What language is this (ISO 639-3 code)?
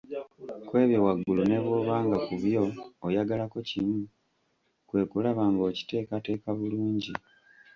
lug